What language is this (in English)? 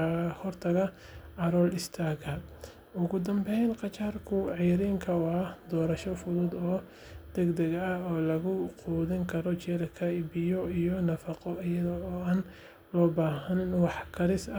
Somali